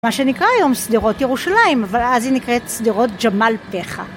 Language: Hebrew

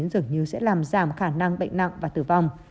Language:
Vietnamese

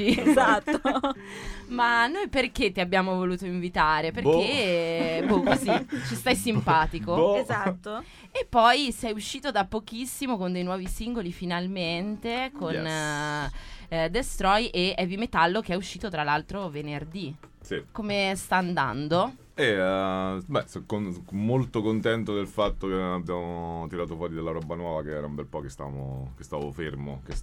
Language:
Italian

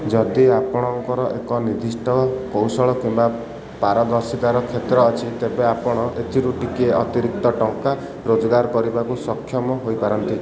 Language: Odia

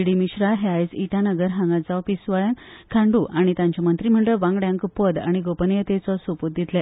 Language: Konkani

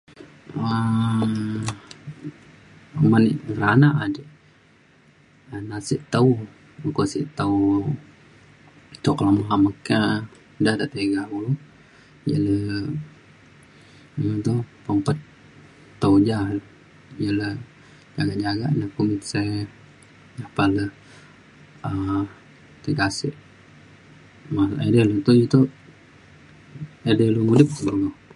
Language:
Mainstream Kenyah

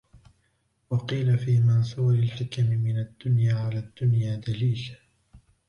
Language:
Arabic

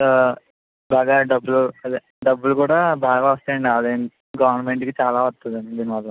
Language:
Telugu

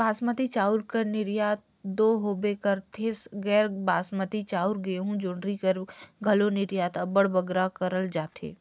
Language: Chhattisgarhi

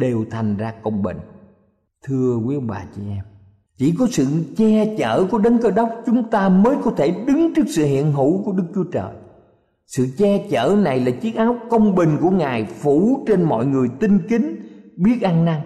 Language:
Vietnamese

